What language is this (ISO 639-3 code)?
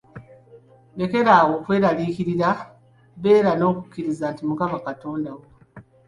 lug